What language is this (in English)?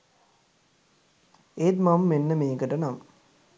Sinhala